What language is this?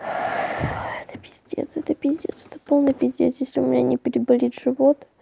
Russian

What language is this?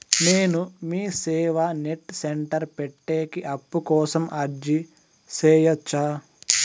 Telugu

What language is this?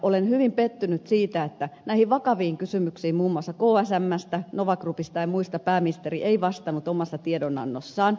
Finnish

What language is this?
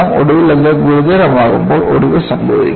Malayalam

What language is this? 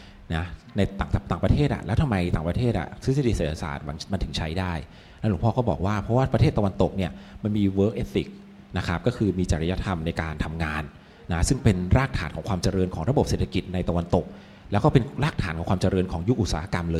Thai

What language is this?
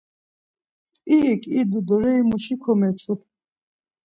Laz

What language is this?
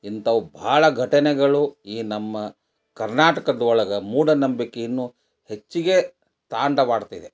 Kannada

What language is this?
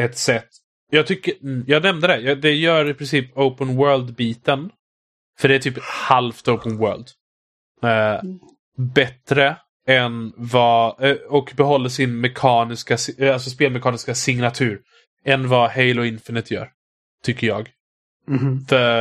Swedish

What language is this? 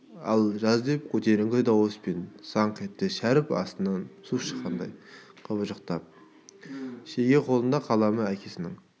Kazakh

